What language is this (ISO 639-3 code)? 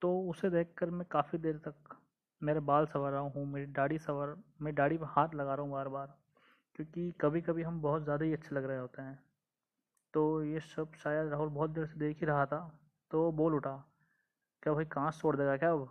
hin